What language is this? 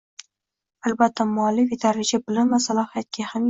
Uzbek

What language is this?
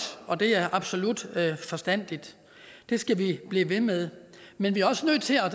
Danish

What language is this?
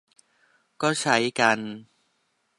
Thai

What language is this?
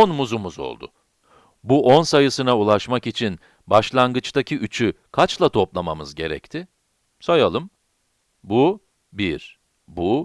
Turkish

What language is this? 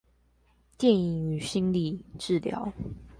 Chinese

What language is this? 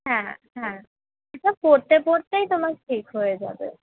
Bangla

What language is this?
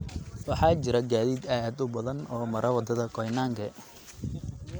Somali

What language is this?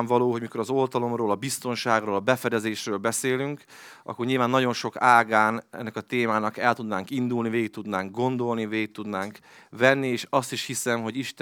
Hungarian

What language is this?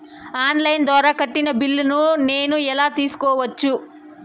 Telugu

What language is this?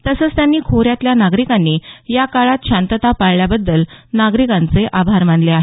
Marathi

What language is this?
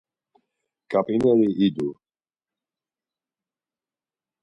Laz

